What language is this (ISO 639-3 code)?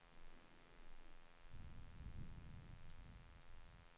swe